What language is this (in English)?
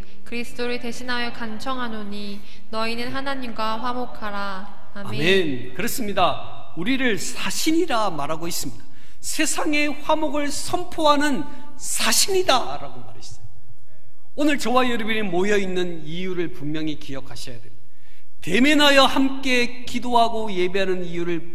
Korean